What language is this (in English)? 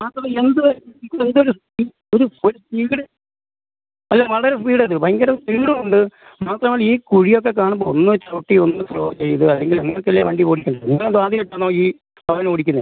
Malayalam